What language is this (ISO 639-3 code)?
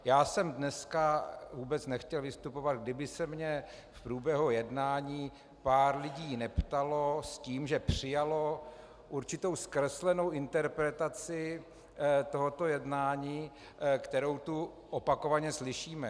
ces